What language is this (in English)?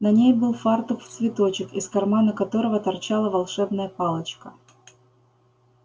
Russian